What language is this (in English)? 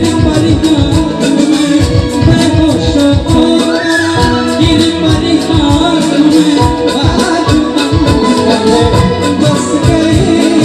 Korean